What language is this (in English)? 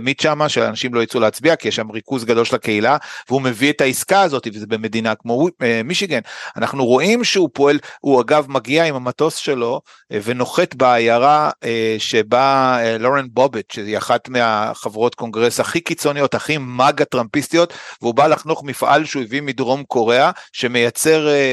Hebrew